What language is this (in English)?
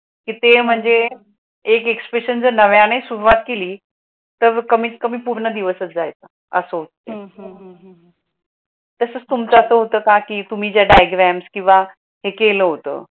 Marathi